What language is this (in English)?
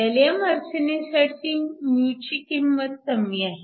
Marathi